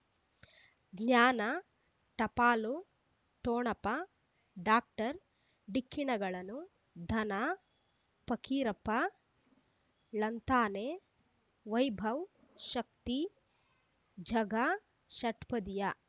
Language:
Kannada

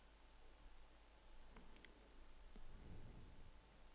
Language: Danish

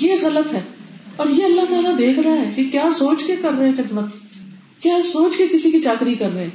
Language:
Urdu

